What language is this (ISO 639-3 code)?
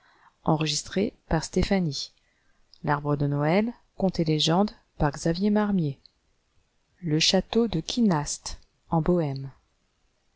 fra